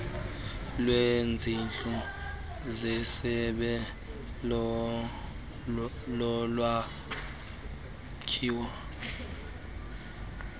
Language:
Xhosa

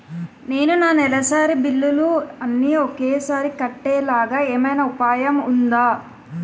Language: Telugu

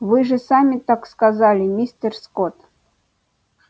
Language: Russian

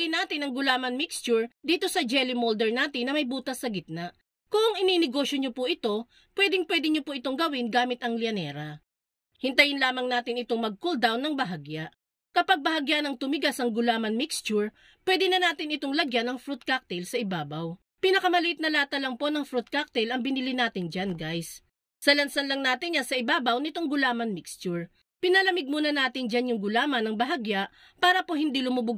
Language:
Filipino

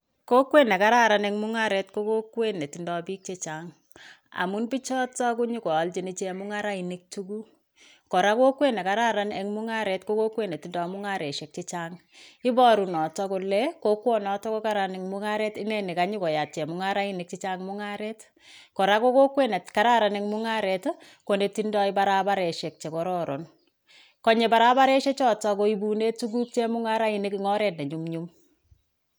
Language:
Kalenjin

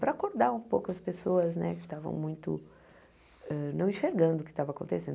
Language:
Portuguese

